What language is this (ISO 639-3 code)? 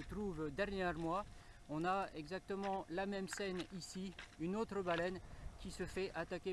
fra